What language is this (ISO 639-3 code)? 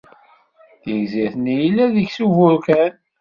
kab